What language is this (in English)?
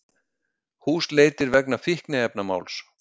Icelandic